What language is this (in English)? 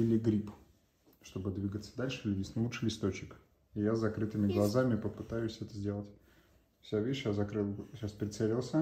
Russian